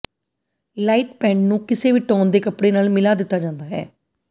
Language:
Punjabi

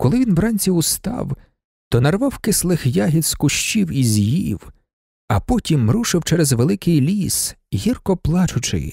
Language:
Ukrainian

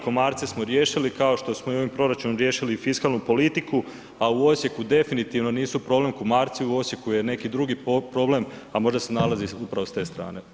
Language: Croatian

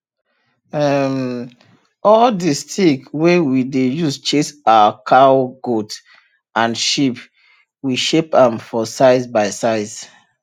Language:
Nigerian Pidgin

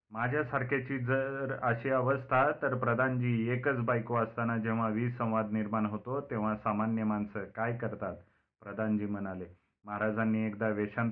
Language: Marathi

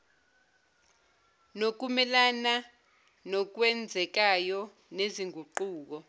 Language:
Zulu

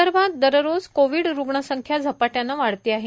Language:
Marathi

